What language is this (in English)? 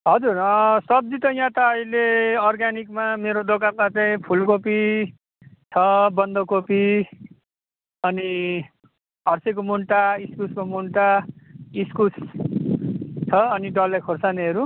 Nepali